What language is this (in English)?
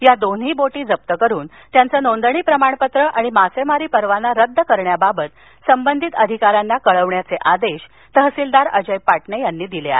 Marathi